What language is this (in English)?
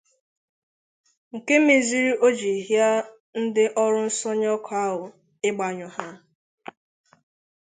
Igbo